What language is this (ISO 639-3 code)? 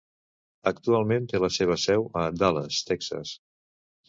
cat